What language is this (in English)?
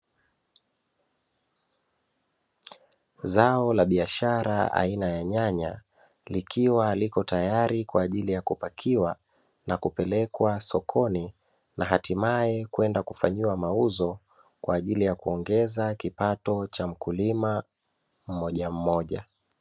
Swahili